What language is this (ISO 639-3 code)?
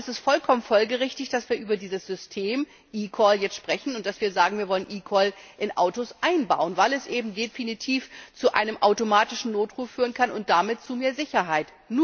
deu